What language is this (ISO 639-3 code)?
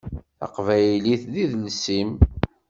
kab